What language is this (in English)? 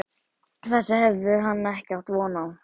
Icelandic